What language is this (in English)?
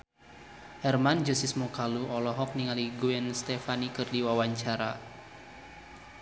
Sundanese